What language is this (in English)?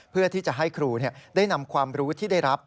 Thai